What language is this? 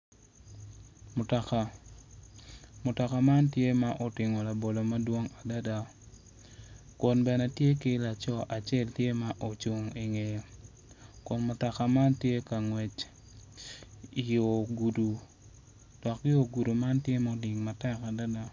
Acoli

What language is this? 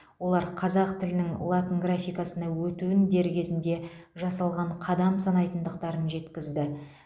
Kazakh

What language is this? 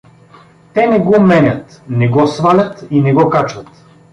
Bulgarian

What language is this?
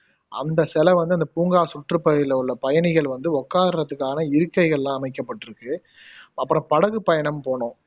Tamil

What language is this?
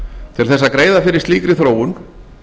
Icelandic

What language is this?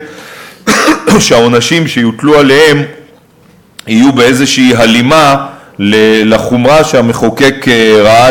Hebrew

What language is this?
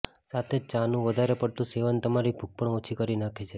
Gujarati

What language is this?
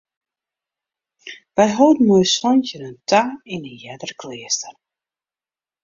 Western Frisian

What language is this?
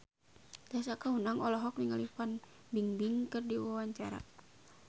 Sundanese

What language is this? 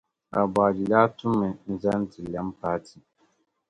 Dagbani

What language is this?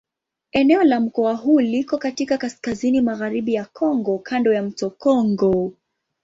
Swahili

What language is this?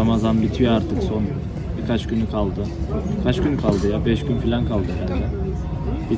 Turkish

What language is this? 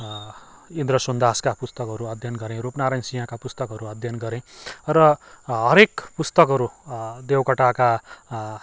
Nepali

